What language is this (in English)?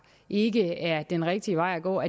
Danish